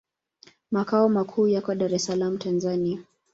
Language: Swahili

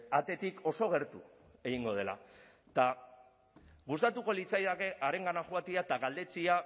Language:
Basque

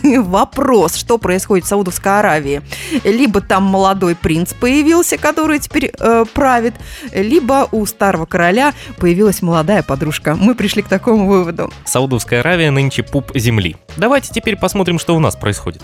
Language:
Russian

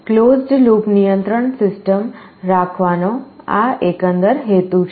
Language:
Gujarati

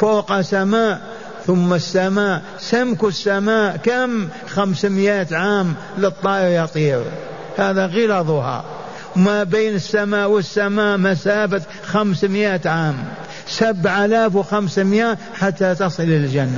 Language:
Arabic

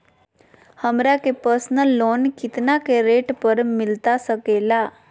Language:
Magahi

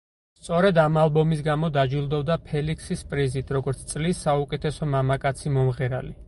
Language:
Georgian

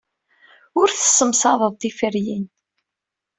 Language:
Kabyle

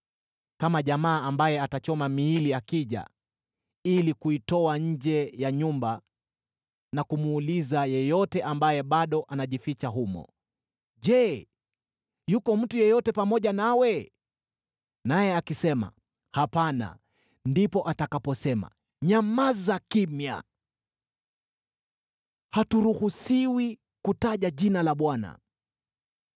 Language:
Swahili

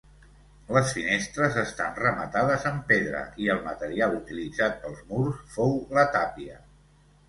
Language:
Catalan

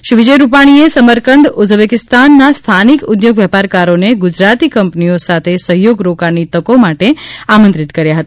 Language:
Gujarati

